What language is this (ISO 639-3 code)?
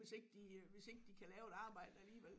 dan